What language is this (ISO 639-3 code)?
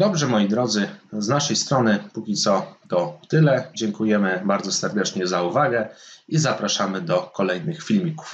pol